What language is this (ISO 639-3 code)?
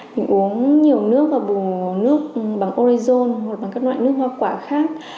vie